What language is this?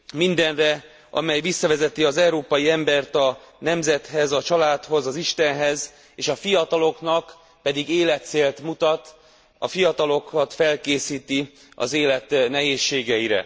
Hungarian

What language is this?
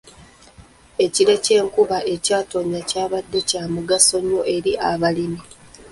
Ganda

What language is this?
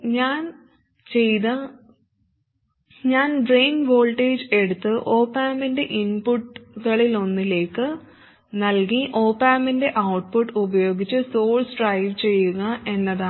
Malayalam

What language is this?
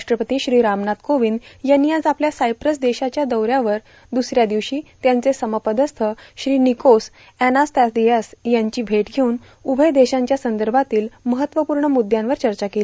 Marathi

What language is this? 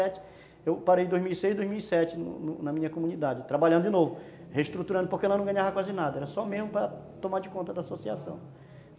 Portuguese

